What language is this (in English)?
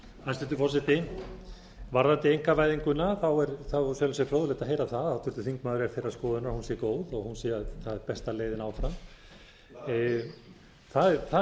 Icelandic